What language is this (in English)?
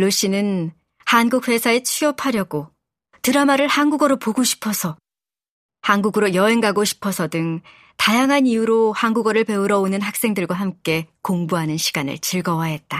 Korean